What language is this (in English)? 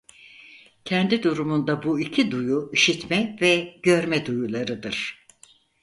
Turkish